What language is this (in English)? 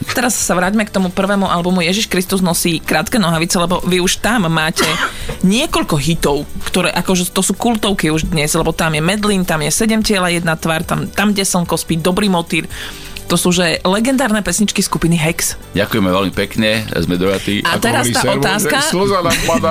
Slovak